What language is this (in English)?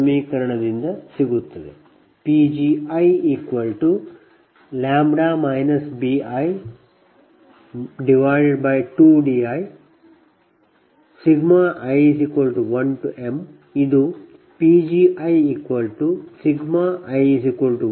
Kannada